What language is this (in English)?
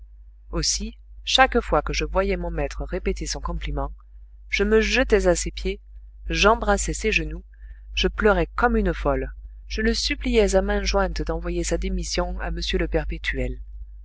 French